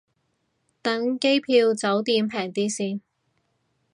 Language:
Cantonese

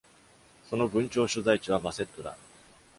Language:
Japanese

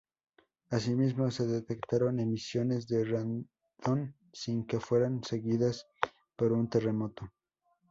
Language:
Spanish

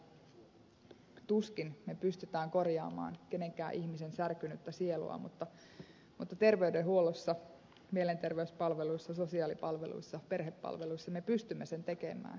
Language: Finnish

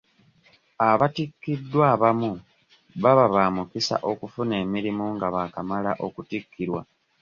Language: Ganda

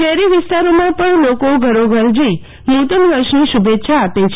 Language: Gujarati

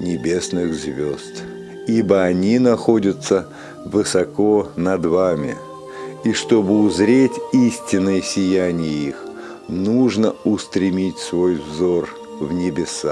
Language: Russian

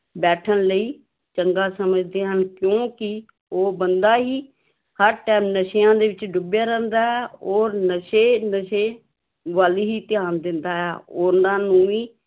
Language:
Punjabi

